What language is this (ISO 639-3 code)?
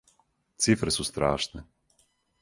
srp